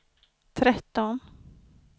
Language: Swedish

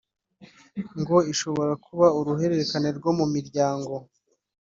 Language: Kinyarwanda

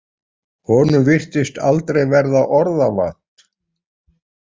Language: Icelandic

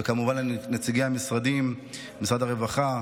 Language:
Hebrew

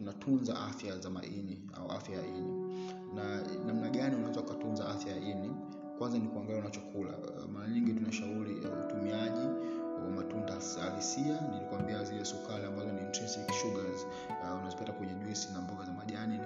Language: Swahili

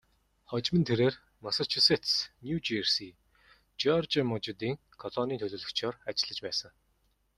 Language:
Mongolian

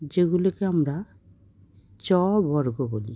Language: Bangla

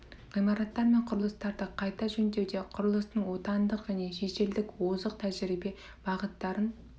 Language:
Kazakh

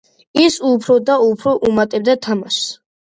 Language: Georgian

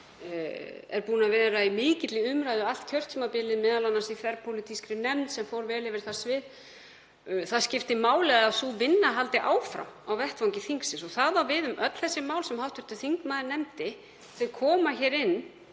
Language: Icelandic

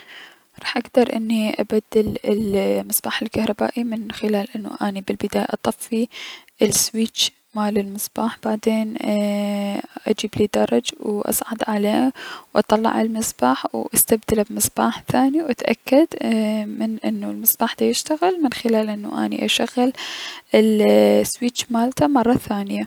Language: Mesopotamian Arabic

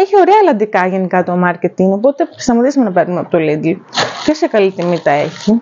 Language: Greek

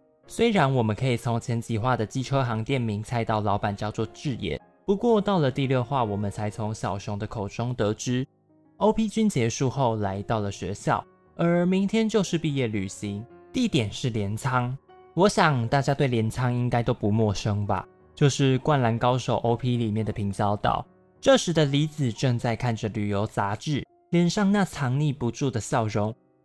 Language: Chinese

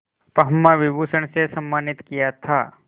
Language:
Hindi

